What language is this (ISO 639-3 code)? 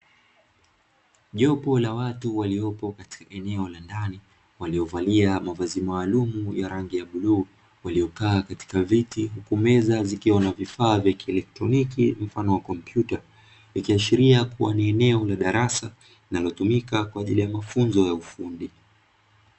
swa